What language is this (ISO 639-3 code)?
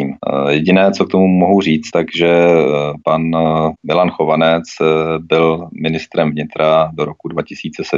ces